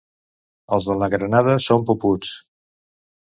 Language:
Catalan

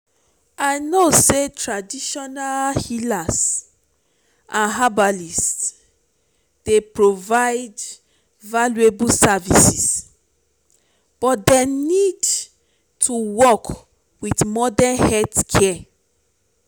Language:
Nigerian Pidgin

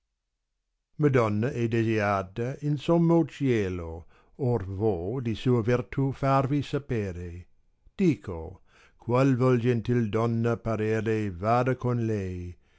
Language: Italian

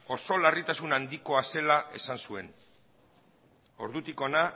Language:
Basque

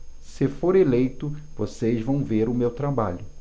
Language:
Portuguese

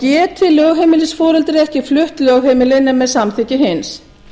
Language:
Icelandic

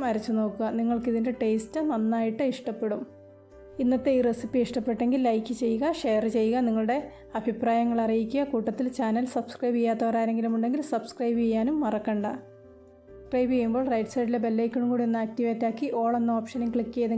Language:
English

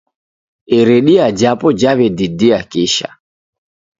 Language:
Taita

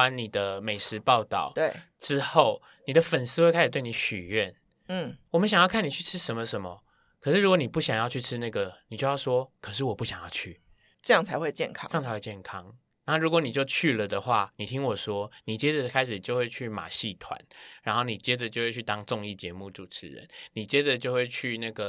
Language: Chinese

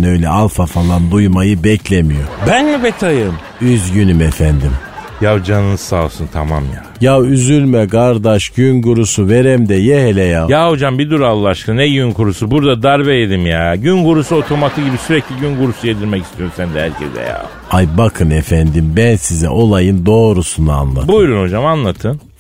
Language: Turkish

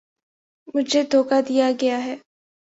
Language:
Urdu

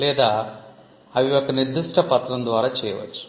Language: Telugu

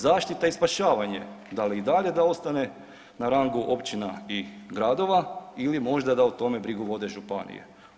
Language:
Croatian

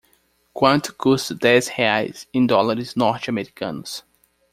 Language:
Portuguese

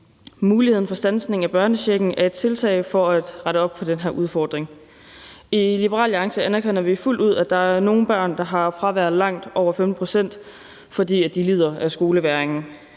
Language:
Danish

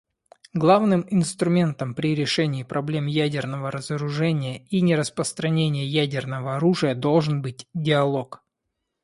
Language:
Russian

